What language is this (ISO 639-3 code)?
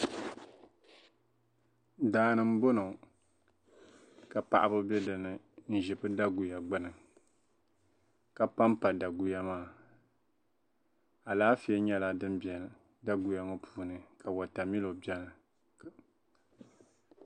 dag